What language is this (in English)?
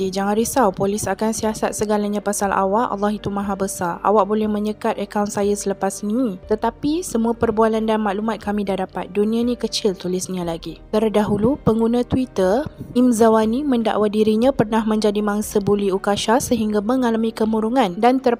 Malay